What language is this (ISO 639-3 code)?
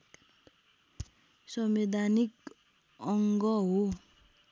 nep